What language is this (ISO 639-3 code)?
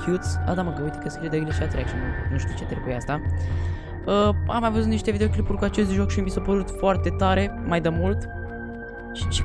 ron